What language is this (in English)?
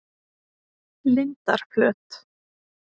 Icelandic